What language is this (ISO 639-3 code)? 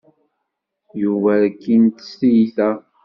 kab